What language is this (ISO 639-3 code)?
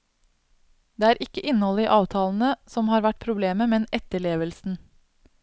nor